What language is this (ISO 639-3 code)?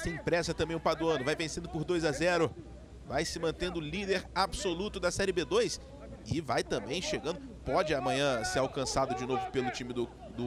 por